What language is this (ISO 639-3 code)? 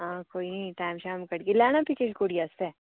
doi